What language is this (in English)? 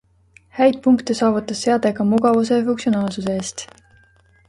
Estonian